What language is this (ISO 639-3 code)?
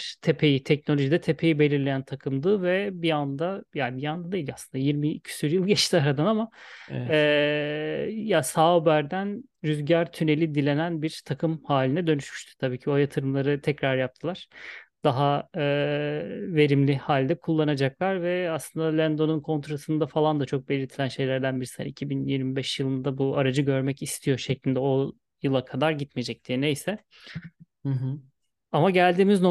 tur